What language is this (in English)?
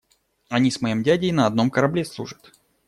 Russian